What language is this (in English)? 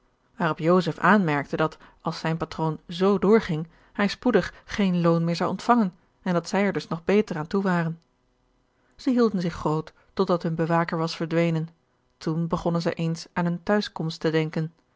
Dutch